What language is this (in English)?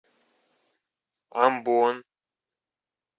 Russian